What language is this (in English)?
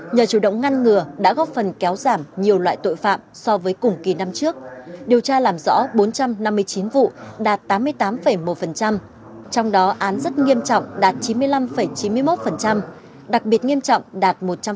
Vietnamese